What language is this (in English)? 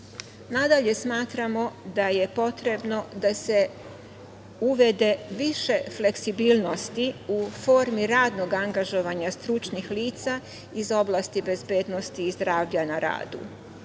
Serbian